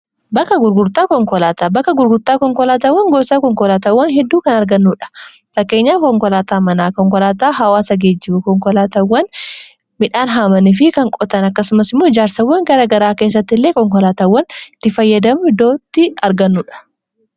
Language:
Oromo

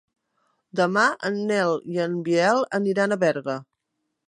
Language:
Catalan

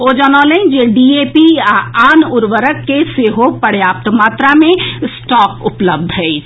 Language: Maithili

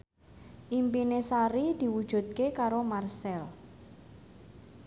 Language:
Javanese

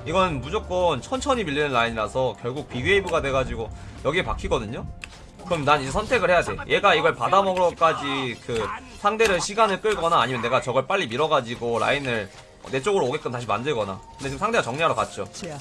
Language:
Korean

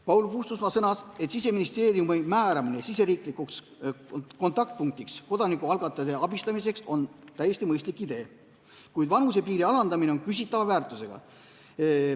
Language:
Estonian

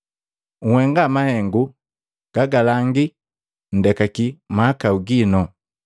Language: Matengo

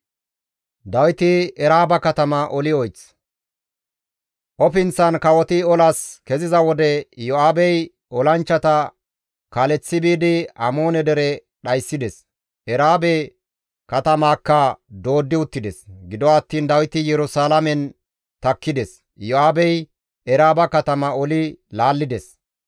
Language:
Gamo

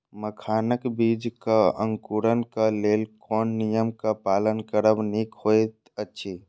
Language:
Maithili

